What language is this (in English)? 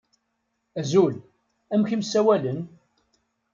Kabyle